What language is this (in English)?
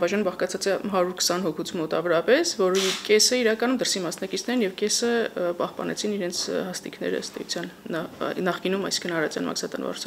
Romanian